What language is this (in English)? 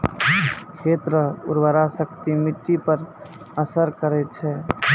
Maithili